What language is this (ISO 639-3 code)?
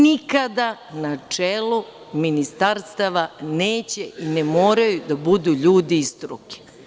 srp